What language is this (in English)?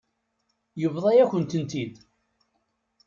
Kabyle